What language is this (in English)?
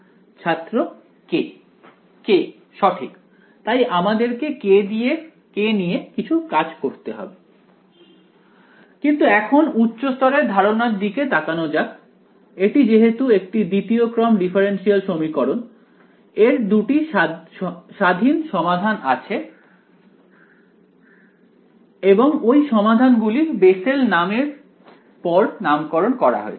Bangla